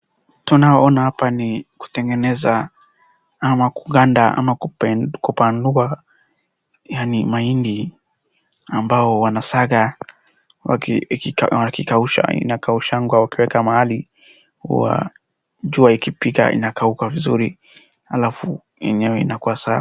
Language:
Swahili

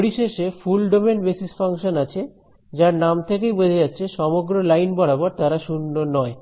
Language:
Bangla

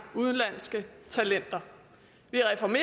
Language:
Danish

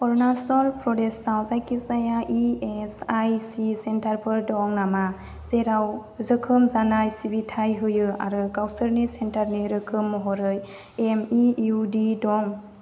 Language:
Bodo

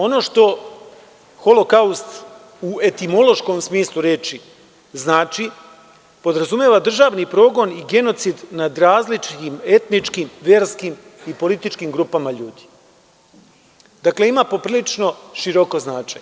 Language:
Serbian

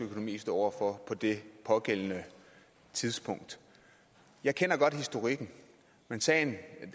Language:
Danish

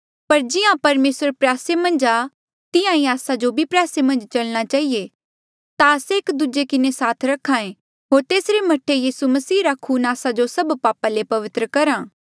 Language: Mandeali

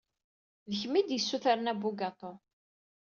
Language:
Kabyle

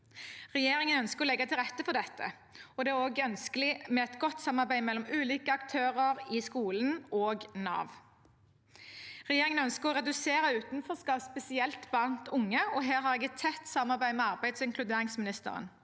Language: Norwegian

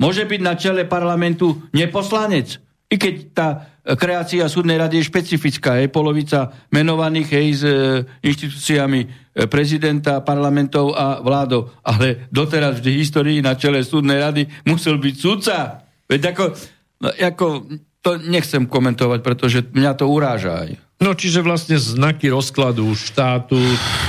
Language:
Slovak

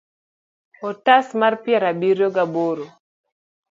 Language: Luo (Kenya and Tanzania)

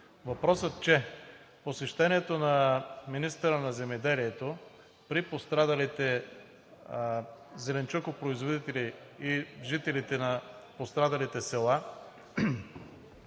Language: Bulgarian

